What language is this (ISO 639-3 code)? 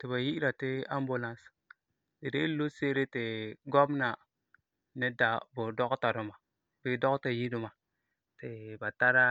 gur